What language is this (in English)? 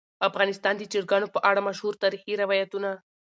Pashto